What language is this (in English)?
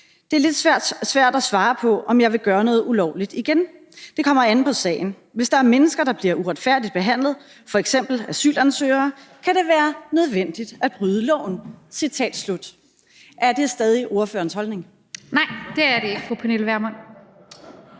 Danish